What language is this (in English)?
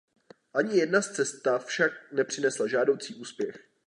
Czech